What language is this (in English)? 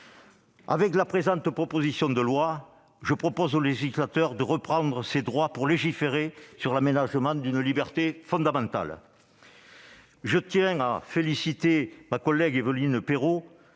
French